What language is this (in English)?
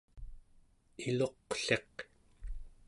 Central Yupik